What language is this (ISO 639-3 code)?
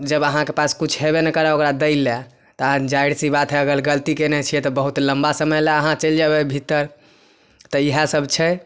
mai